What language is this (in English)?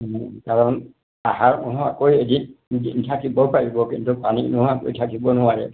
Assamese